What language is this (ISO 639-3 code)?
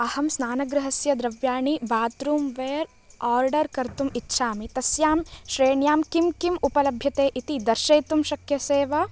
san